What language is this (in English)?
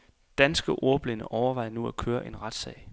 Danish